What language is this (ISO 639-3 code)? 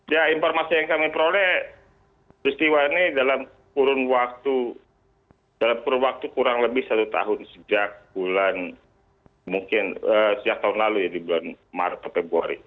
ind